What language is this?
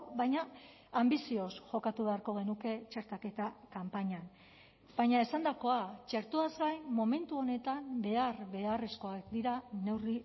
Basque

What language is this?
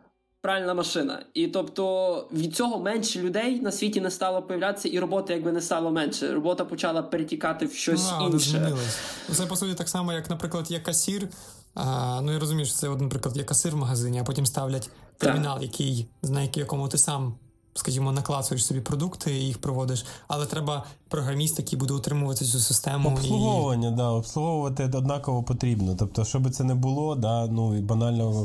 Ukrainian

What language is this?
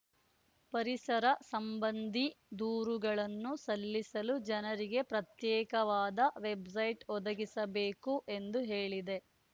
Kannada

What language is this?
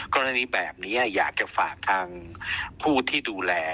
Thai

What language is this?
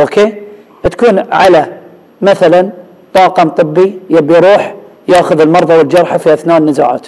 Arabic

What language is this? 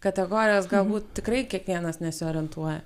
Lithuanian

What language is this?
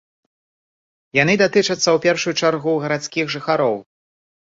Belarusian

